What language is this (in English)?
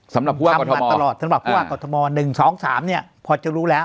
Thai